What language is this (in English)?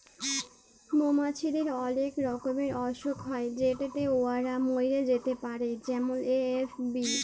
Bangla